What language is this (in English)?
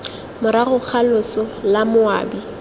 Tswana